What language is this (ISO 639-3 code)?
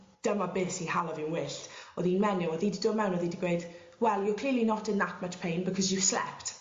cym